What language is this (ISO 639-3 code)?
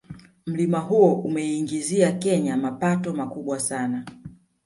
swa